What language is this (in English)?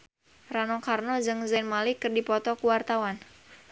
Sundanese